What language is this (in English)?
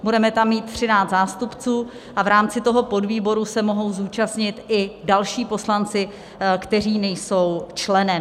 Czech